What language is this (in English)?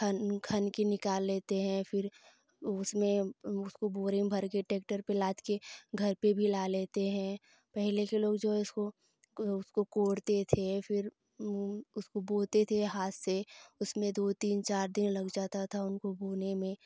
Hindi